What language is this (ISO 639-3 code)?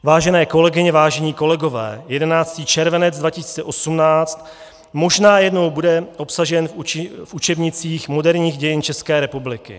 ces